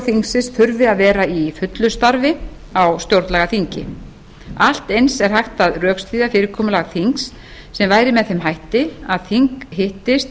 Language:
Icelandic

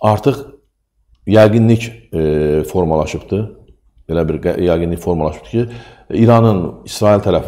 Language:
Turkish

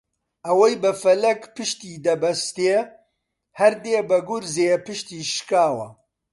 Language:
Central Kurdish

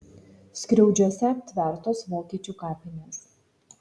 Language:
Lithuanian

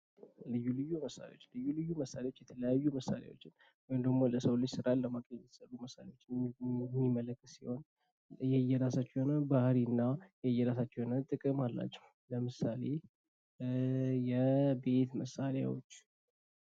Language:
Amharic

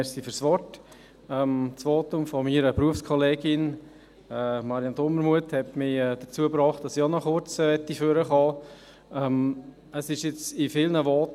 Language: Swiss German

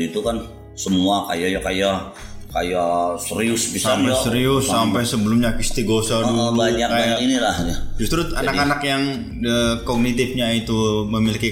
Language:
Indonesian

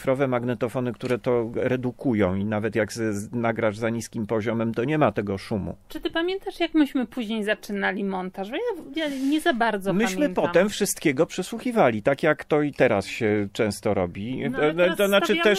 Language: Polish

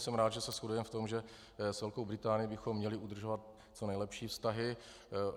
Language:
Czech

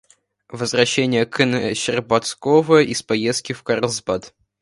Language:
Russian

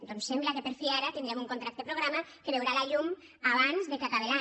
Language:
Catalan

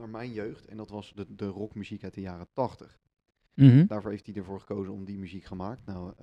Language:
Dutch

